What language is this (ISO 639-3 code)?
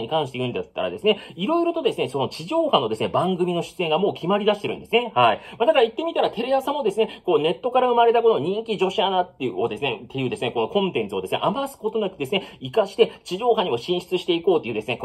jpn